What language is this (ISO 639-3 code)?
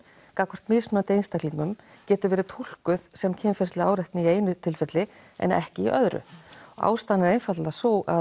isl